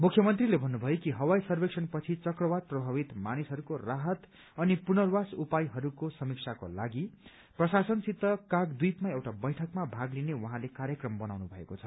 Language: Nepali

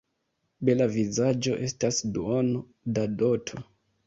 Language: Esperanto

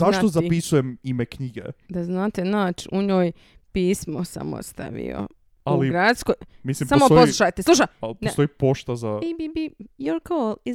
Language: Croatian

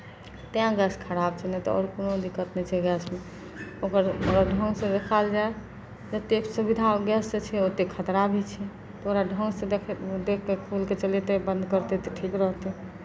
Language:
Maithili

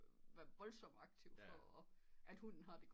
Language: Danish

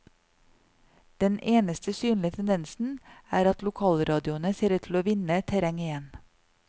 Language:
Norwegian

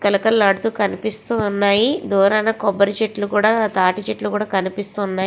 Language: Telugu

